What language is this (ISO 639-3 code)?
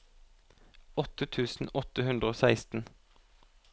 nor